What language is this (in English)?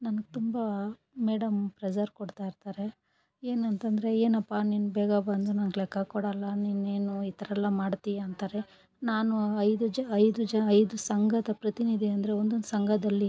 Kannada